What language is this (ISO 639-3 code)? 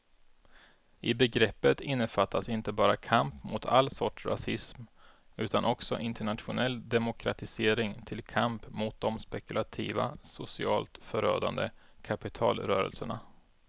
swe